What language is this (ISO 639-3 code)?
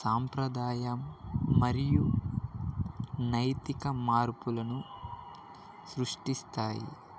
tel